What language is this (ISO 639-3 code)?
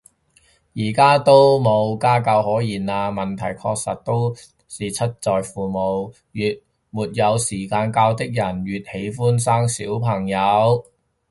yue